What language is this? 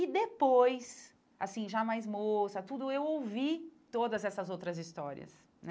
Portuguese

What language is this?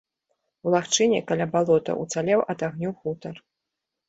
Belarusian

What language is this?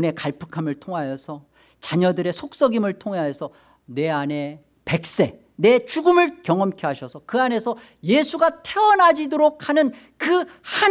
Korean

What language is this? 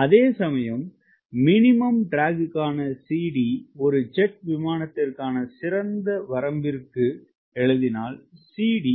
Tamil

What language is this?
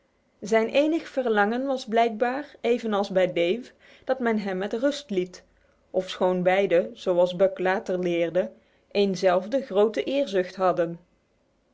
Dutch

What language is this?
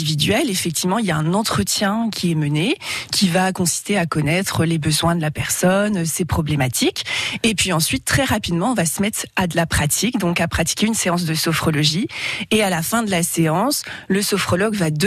French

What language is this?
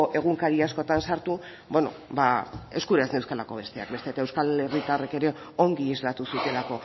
Basque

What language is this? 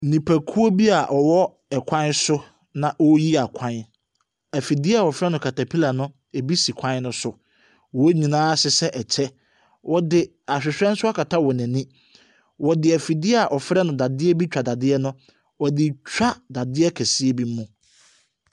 Akan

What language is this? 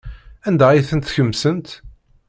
Kabyle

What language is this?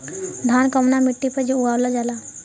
Bhojpuri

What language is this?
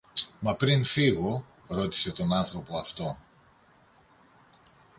Greek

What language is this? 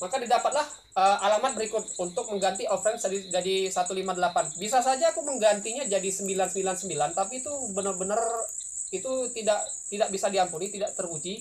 Indonesian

